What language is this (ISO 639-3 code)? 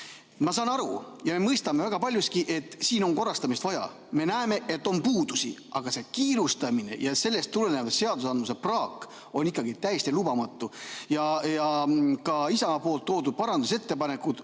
est